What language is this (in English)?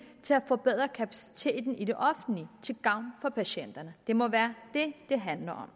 Danish